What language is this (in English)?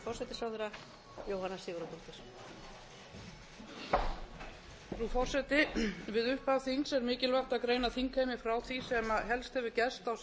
Icelandic